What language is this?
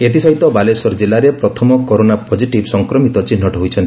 Odia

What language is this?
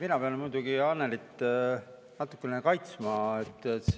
Estonian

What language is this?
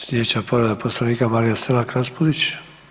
Croatian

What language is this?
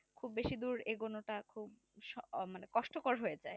Bangla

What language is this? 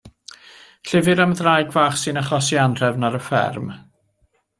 Welsh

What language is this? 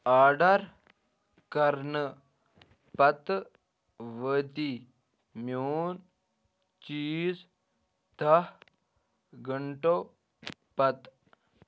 Kashmiri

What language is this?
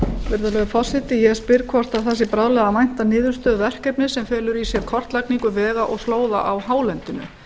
Icelandic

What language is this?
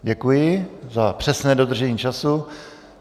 Czech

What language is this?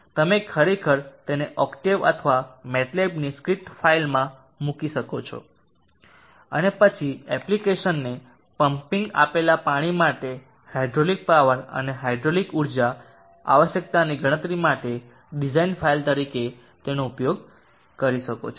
Gujarati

